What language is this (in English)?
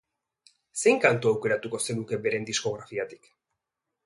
Basque